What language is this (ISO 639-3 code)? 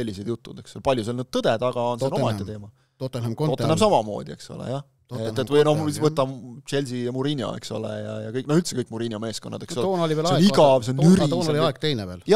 fin